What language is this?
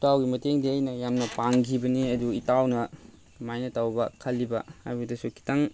Manipuri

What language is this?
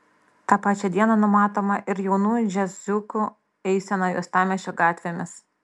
Lithuanian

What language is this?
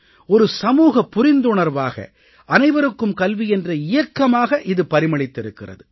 Tamil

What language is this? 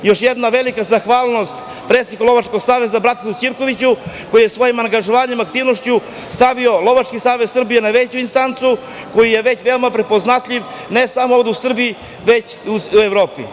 Serbian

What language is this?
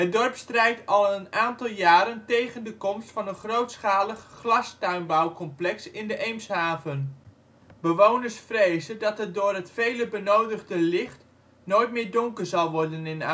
Dutch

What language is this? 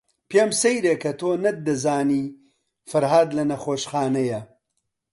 Central Kurdish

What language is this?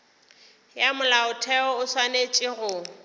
Northern Sotho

